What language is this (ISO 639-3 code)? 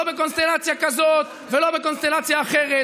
heb